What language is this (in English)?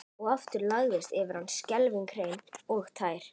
Icelandic